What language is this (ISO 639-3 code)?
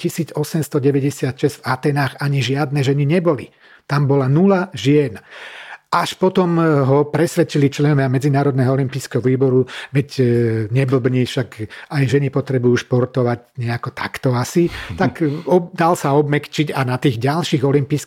slk